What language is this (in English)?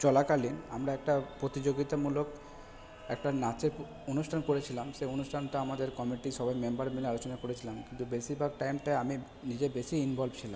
Bangla